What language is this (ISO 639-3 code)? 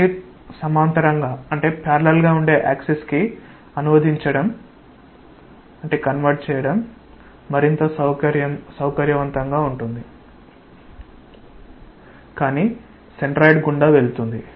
tel